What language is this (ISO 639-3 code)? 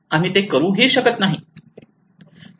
mar